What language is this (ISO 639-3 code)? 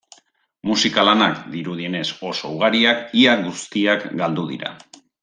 eus